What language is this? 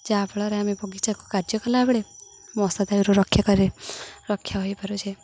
Odia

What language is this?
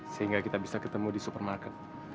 Indonesian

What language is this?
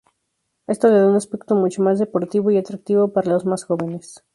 Spanish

